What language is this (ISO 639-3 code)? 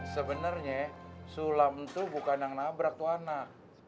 ind